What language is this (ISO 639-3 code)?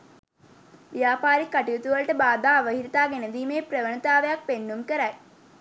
sin